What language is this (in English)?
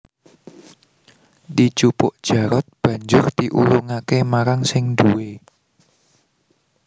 Javanese